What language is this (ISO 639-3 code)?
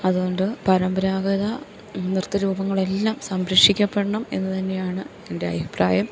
mal